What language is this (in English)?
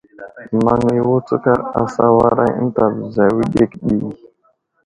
Wuzlam